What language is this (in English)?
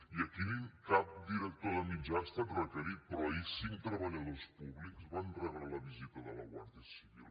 Catalan